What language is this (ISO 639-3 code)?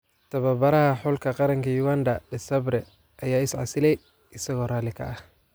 som